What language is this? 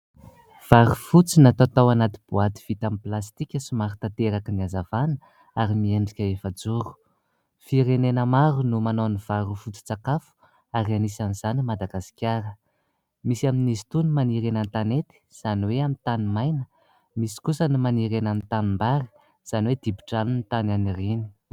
Malagasy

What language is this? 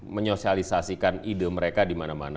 Indonesian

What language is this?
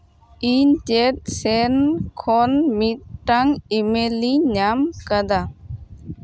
Santali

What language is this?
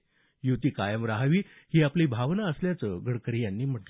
Marathi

